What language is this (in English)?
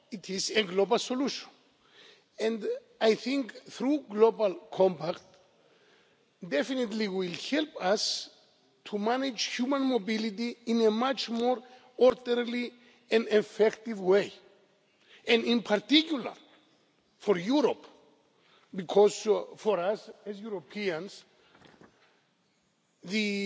English